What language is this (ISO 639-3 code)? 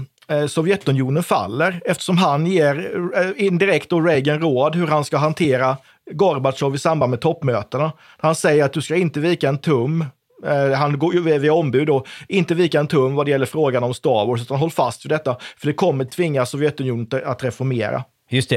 swe